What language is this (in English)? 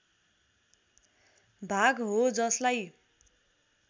Nepali